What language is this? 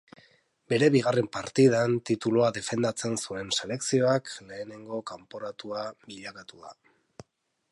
Basque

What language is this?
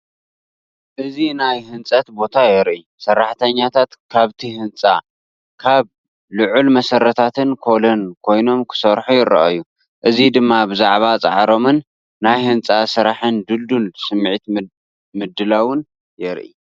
Tigrinya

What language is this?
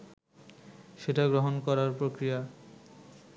Bangla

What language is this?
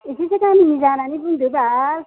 Bodo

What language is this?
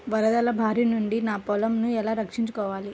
Telugu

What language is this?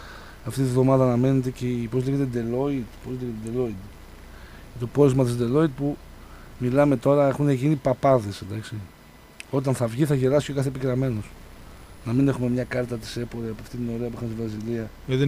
Greek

